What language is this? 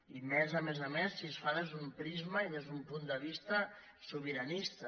Catalan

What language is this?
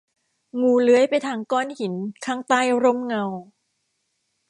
Thai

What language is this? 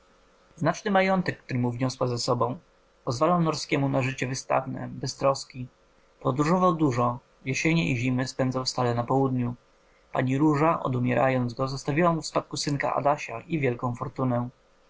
Polish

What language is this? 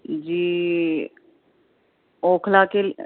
Urdu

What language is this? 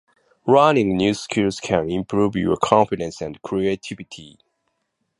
Japanese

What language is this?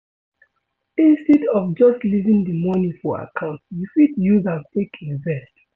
Nigerian Pidgin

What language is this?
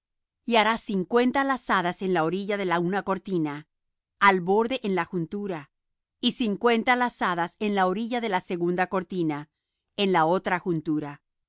Spanish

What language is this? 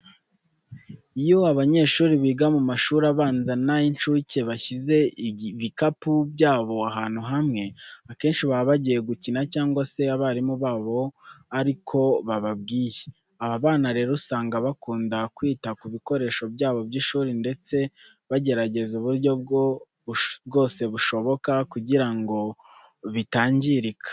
Kinyarwanda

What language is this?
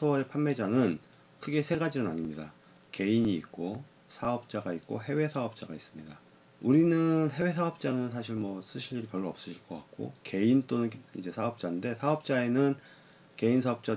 Korean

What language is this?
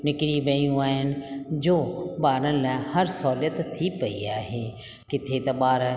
Sindhi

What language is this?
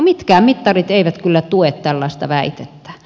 Finnish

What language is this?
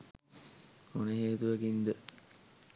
Sinhala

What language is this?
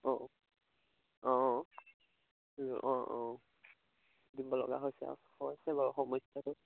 Assamese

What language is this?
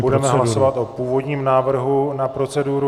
Czech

